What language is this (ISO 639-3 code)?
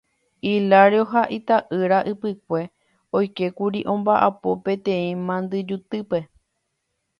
grn